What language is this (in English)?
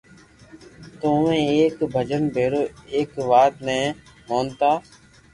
Loarki